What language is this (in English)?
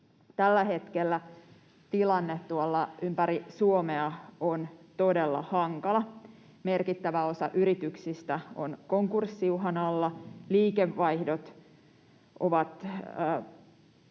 Finnish